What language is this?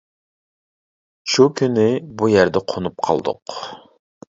Uyghur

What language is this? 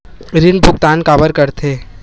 Chhattisgarhi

